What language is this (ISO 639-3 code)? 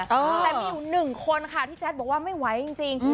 tha